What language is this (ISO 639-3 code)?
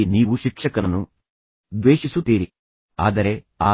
kan